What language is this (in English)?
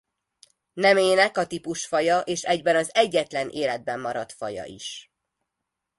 Hungarian